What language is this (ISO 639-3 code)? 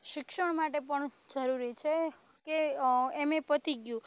guj